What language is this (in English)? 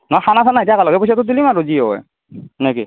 Assamese